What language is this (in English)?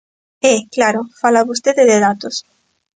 Galician